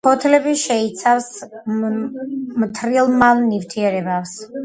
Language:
Georgian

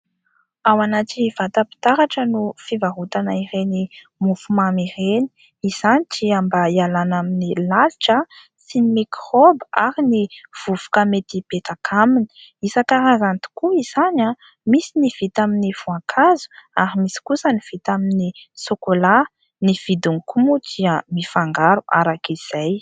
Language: Malagasy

